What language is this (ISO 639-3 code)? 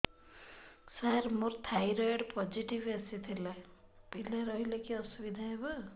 ori